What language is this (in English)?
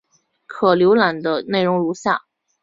Chinese